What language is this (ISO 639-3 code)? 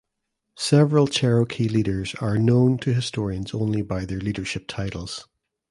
eng